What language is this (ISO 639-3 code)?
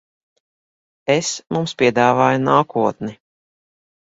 lav